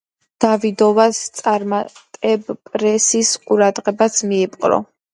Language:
Georgian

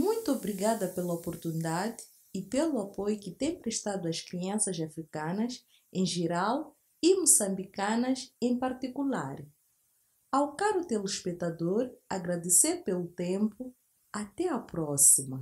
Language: Portuguese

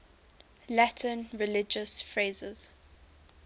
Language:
English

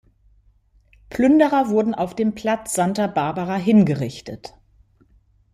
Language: German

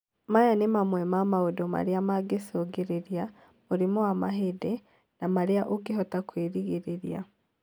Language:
Kikuyu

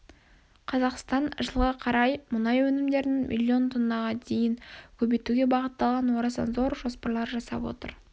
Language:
Kazakh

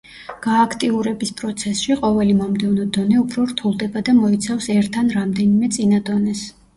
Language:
Georgian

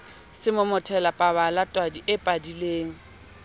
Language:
Southern Sotho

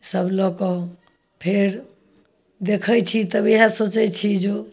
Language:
Maithili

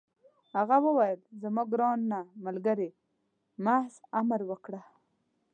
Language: Pashto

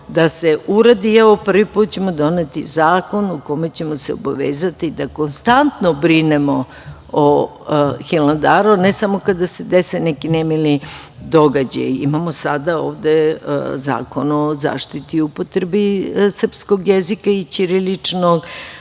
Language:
Serbian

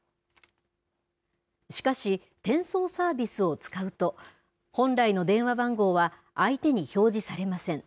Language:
Japanese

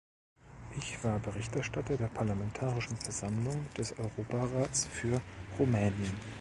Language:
German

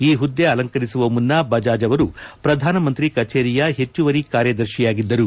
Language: Kannada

